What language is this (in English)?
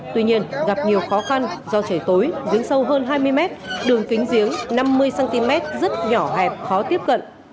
Vietnamese